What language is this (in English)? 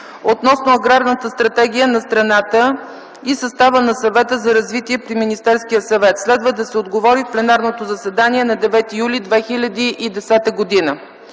Bulgarian